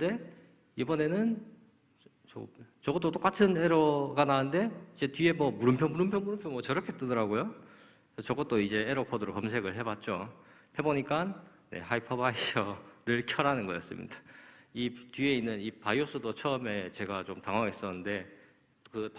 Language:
Korean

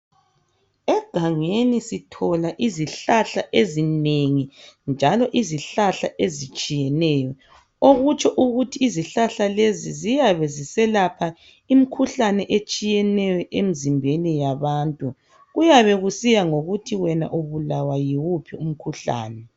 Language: North Ndebele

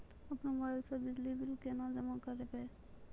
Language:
Maithili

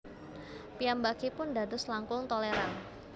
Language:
Javanese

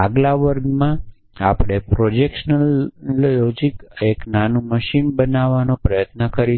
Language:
Gujarati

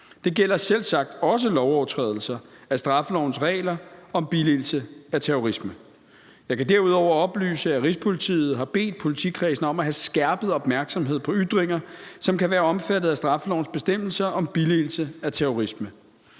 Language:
Danish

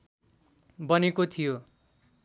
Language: Nepali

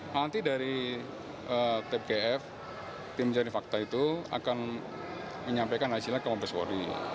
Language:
Indonesian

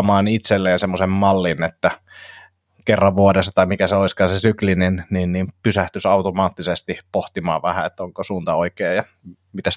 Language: Finnish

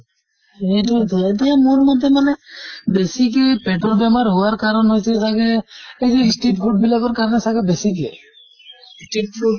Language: Assamese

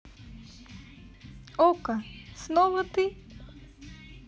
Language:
Russian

